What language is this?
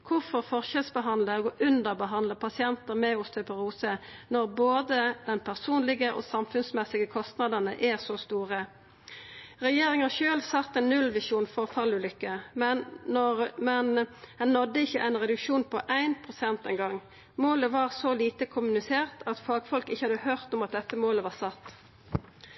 Norwegian Nynorsk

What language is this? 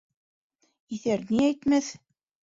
Bashkir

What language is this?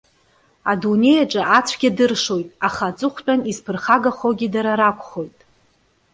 Abkhazian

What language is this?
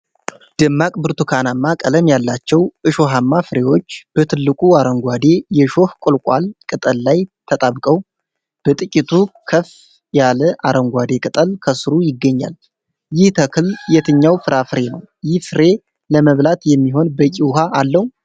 Amharic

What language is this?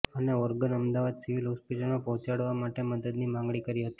Gujarati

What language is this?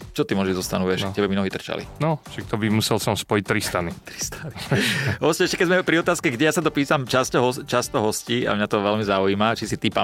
Slovak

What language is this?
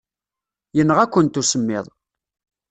Kabyle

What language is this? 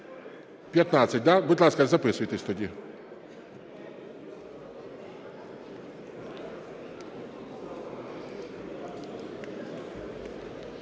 Ukrainian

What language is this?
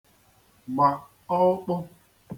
Igbo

